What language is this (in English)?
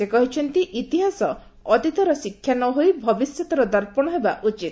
Odia